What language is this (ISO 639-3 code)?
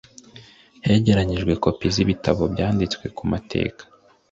kin